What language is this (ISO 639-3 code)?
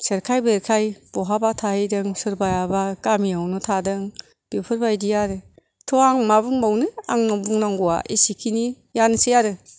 brx